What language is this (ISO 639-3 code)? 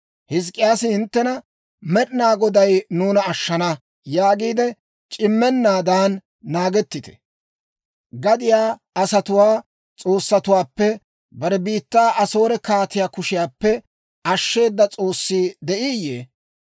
dwr